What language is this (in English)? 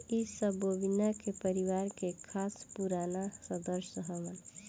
Bhojpuri